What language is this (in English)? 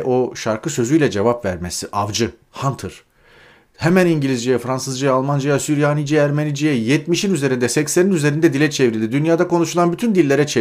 Turkish